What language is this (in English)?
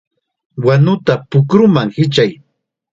Chiquián Ancash Quechua